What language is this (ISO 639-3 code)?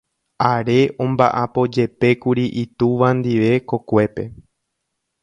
grn